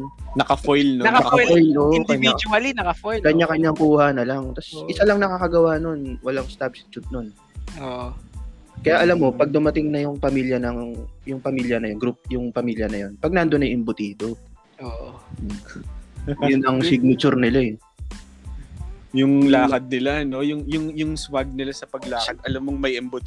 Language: Filipino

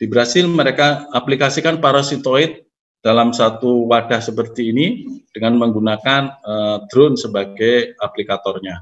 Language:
Indonesian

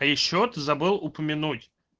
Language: Russian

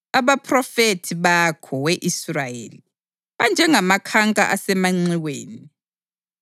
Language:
North Ndebele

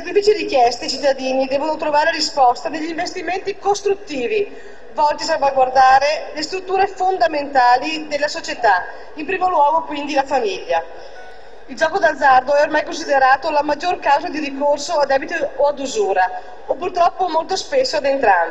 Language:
Italian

